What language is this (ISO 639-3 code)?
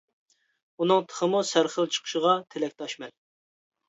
uig